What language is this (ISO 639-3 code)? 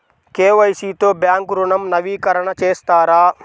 tel